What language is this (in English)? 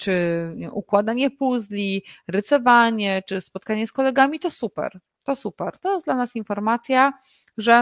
Polish